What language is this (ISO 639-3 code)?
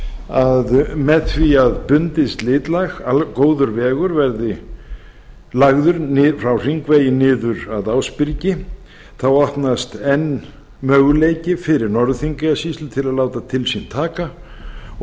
isl